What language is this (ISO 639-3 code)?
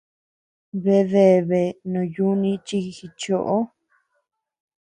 cux